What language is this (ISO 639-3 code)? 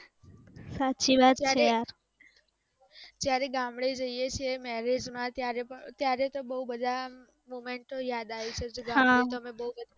guj